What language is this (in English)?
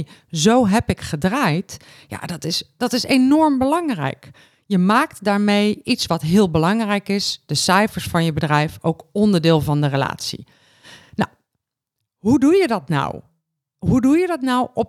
Dutch